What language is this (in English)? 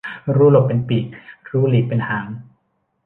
Thai